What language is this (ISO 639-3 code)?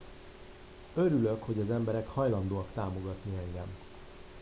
hun